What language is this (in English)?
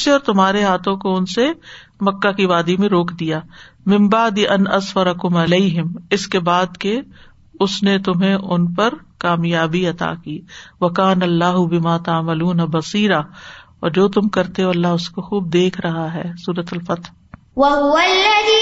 Urdu